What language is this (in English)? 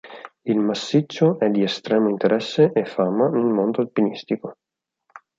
Italian